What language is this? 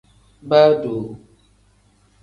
Tem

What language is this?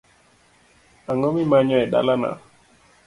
Luo (Kenya and Tanzania)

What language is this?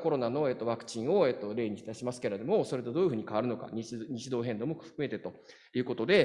Japanese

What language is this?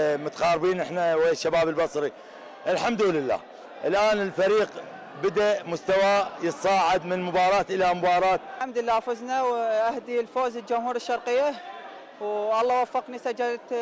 Arabic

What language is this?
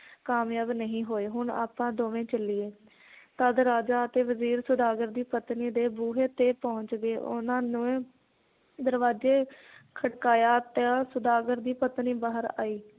Punjabi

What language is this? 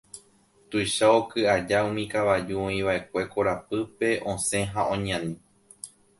Guarani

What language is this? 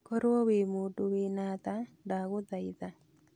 Kikuyu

